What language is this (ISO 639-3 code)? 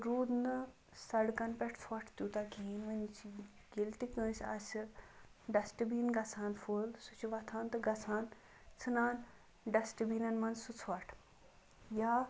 kas